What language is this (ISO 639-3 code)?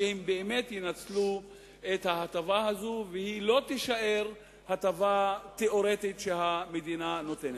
heb